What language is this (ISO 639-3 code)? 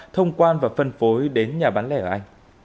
vie